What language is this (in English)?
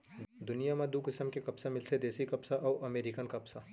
Chhattisgarhi